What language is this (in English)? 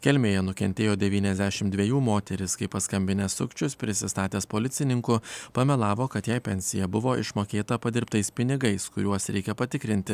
Lithuanian